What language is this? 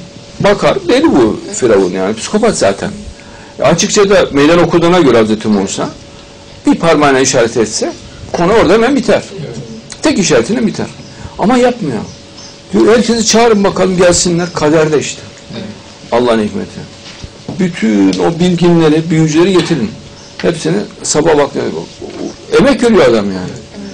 Turkish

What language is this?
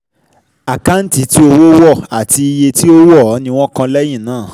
Yoruba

